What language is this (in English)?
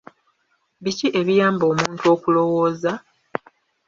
Ganda